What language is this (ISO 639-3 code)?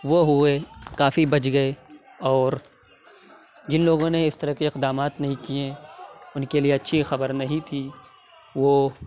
urd